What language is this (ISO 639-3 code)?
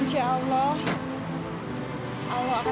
ind